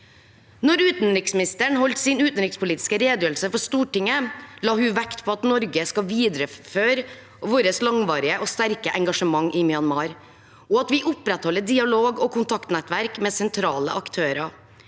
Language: Norwegian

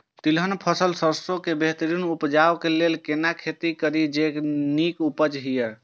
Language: Maithili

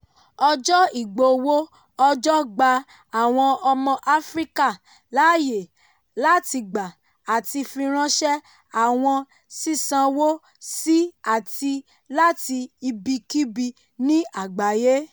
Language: Yoruba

